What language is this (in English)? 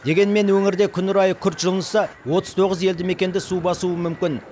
Kazakh